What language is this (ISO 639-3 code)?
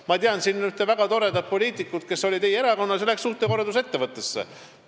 est